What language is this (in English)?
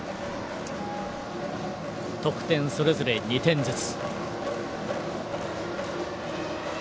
Japanese